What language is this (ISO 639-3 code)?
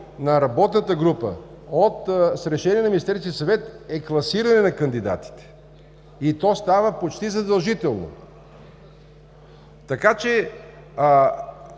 bul